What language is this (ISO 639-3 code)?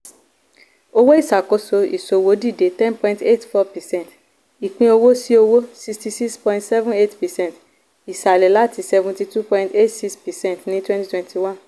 yor